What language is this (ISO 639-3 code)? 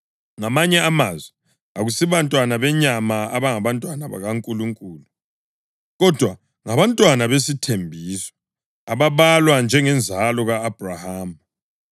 nde